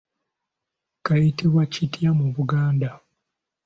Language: Ganda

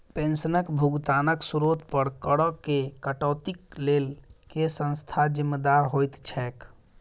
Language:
Maithili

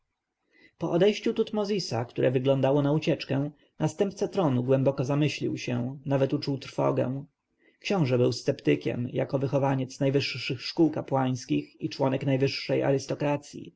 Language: Polish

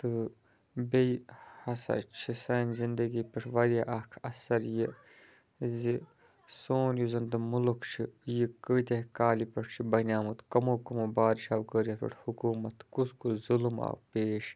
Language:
Kashmiri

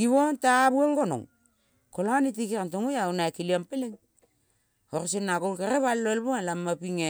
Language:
Kol (Papua New Guinea)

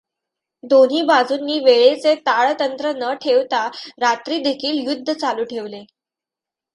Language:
Marathi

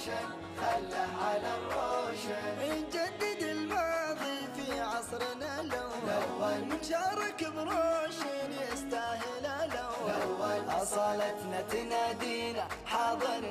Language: Arabic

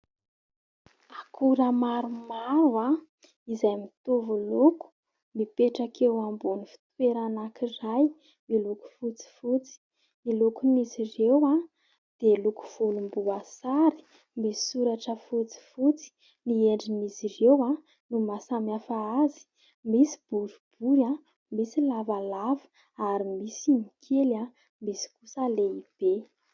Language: Malagasy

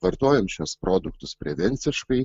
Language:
Lithuanian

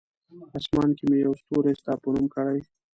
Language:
Pashto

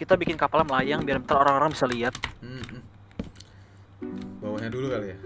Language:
Indonesian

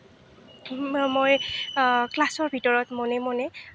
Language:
Assamese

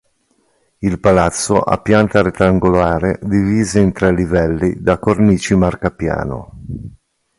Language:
Italian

